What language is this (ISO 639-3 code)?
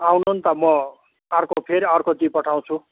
nep